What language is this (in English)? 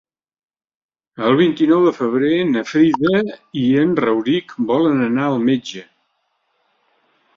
Catalan